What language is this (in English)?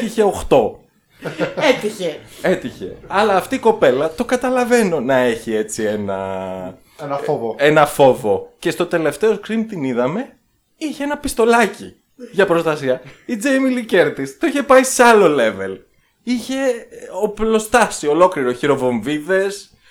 Greek